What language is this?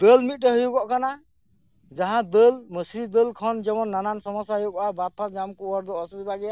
Santali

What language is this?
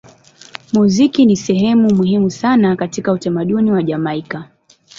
Swahili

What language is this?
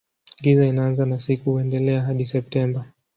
Swahili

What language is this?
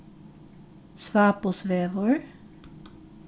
Faroese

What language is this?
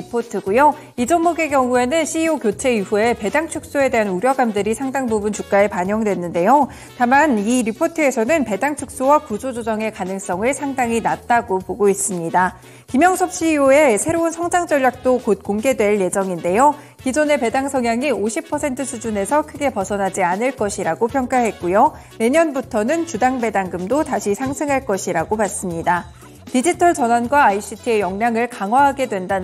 Korean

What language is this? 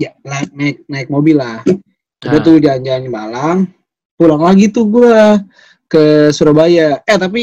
Indonesian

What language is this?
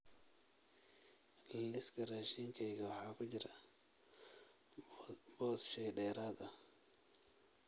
Somali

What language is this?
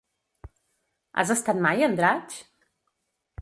Catalan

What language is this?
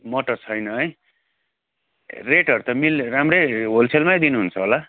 Nepali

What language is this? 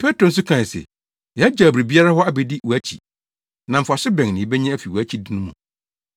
Akan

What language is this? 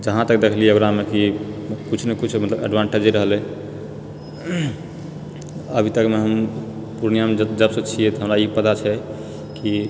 Maithili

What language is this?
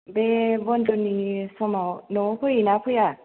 Bodo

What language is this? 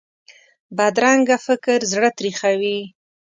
Pashto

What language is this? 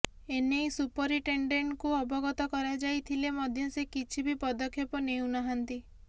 Odia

